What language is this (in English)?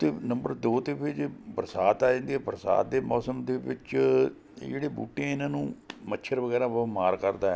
Punjabi